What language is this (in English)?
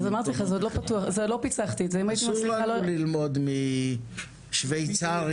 Hebrew